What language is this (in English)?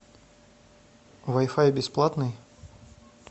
Russian